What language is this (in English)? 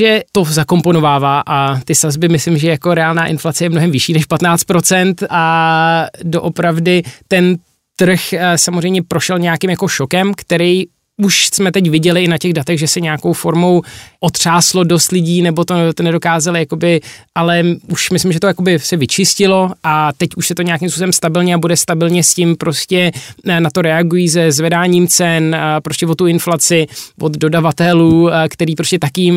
Czech